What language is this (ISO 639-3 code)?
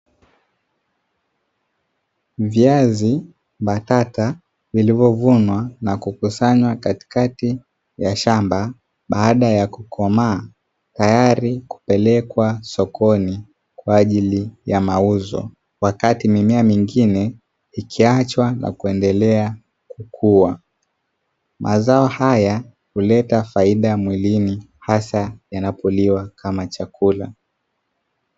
swa